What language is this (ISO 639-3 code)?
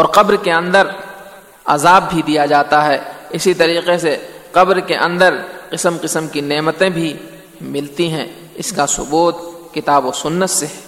urd